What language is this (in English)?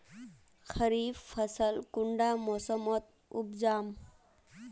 Magahi